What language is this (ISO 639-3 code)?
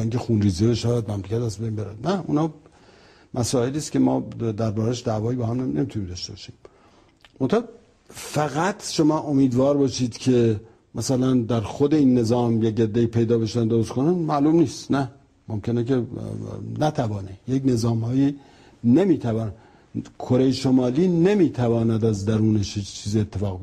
fas